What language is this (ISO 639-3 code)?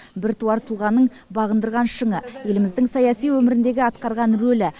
kaz